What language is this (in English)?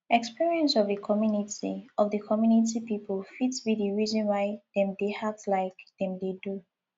Nigerian Pidgin